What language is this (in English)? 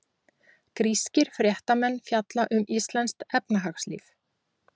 Icelandic